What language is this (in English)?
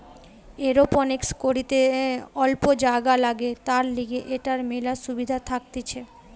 Bangla